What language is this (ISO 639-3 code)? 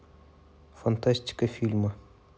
rus